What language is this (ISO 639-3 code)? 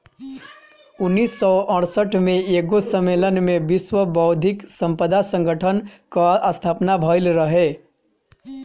bho